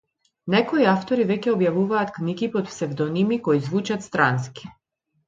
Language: Macedonian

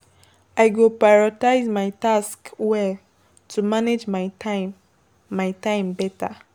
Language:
Nigerian Pidgin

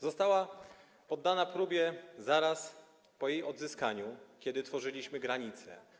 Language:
Polish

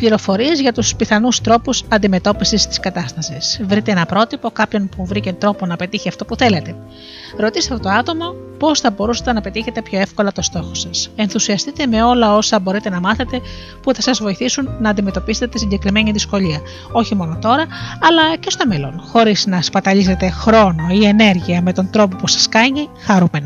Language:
Greek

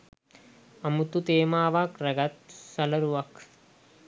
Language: Sinhala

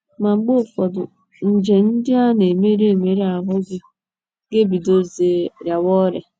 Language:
Igbo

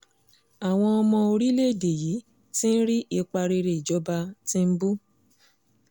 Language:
Yoruba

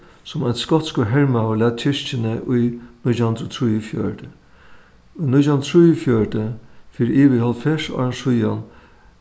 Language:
Faroese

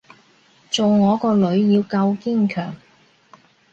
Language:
Cantonese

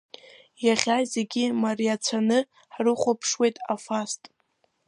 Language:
Abkhazian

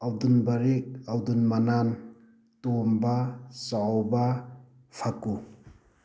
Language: Manipuri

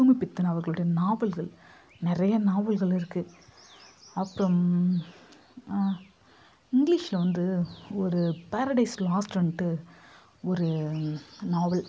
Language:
Tamil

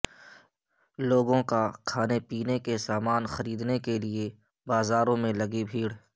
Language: Urdu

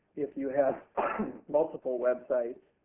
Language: English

